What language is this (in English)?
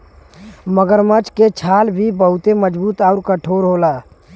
Bhojpuri